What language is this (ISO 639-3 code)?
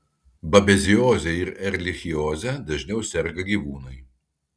lit